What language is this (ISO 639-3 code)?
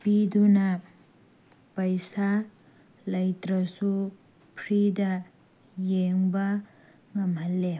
mni